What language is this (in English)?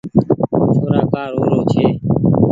Goaria